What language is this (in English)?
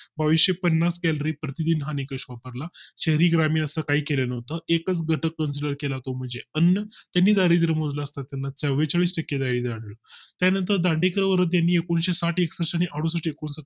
Marathi